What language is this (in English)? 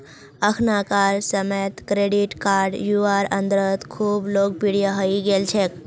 Magahi